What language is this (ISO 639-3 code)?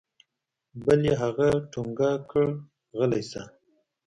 pus